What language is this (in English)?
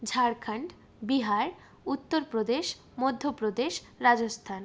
Bangla